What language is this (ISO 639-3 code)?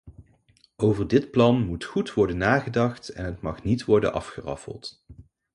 nld